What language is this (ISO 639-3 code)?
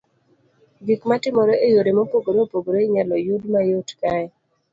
luo